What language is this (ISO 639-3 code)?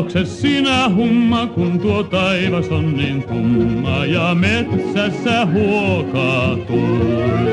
dan